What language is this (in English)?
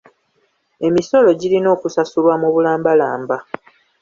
Ganda